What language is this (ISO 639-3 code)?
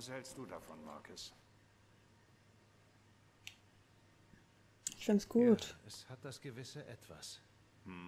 deu